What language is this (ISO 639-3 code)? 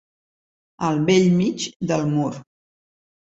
cat